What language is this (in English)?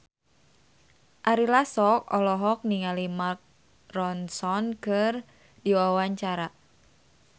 Sundanese